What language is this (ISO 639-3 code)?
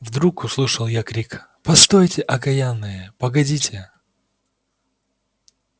rus